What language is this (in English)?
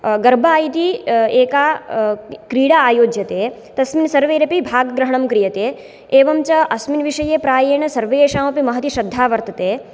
Sanskrit